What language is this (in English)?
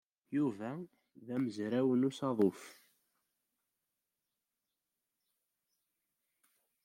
Kabyle